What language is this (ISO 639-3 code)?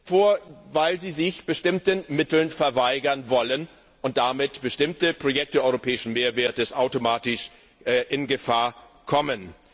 deu